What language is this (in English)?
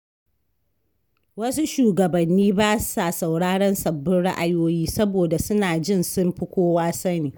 Hausa